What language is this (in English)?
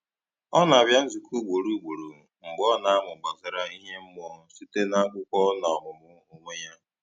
Igbo